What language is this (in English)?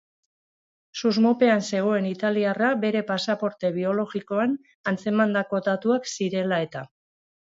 Basque